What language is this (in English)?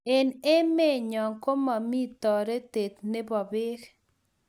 Kalenjin